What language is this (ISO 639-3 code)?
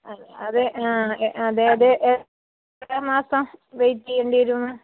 mal